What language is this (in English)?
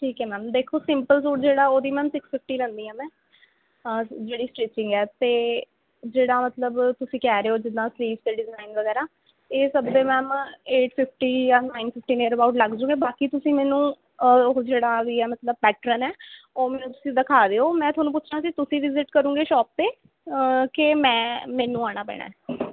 Punjabi